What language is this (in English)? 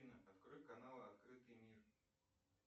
Russian